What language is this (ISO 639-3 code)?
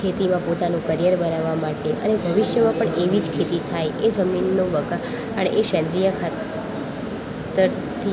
guj